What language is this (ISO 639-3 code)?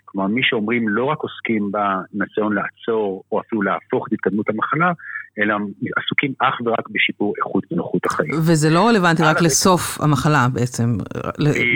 heb